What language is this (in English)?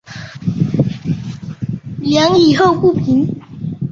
Chinese